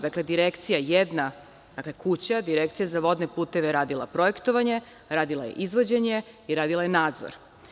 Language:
Serbian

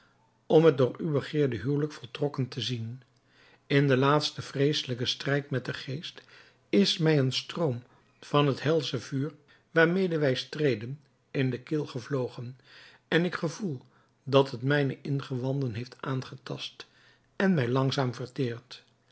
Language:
Dutch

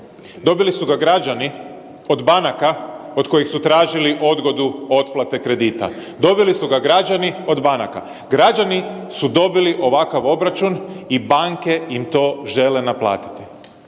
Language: Croatian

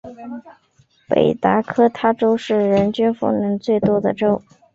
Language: Chinese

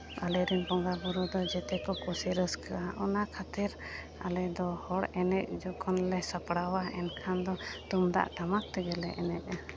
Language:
Santali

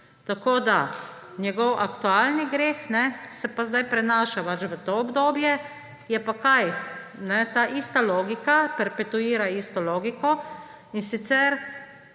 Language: Slovenian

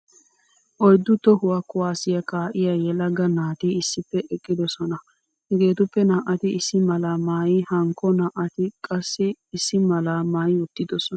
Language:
Wolaytta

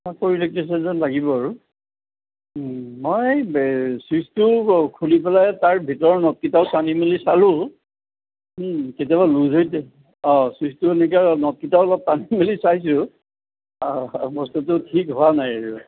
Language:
Assamese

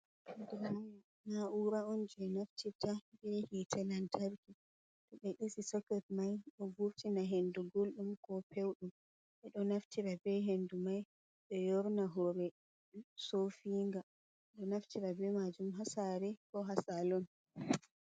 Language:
Fula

